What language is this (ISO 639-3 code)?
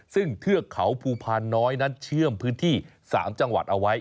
tha